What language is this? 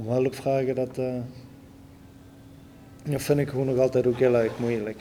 Dutch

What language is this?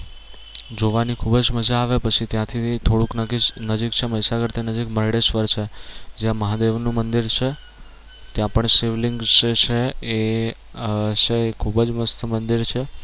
Gujarati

